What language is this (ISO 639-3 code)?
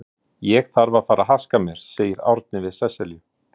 isl